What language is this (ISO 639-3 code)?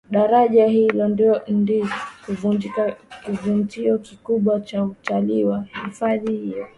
swa